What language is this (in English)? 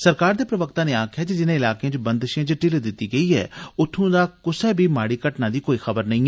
Dogri